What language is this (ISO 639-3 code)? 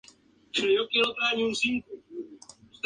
spa